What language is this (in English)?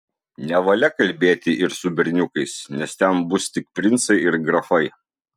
Lithuanian